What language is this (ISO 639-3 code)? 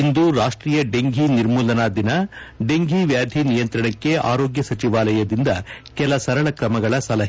kan